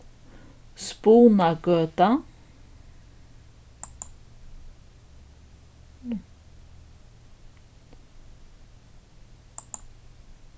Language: Faroese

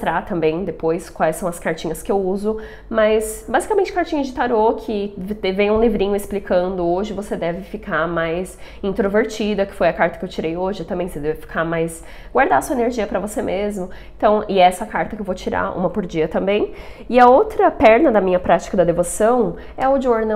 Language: Portuguese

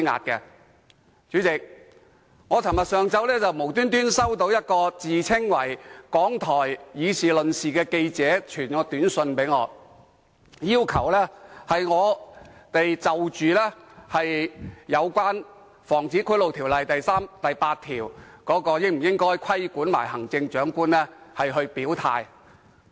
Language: Cantonese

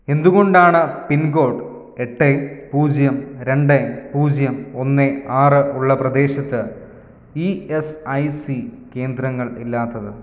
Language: Malayalam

